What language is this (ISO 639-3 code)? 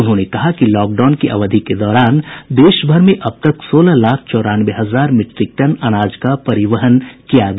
hin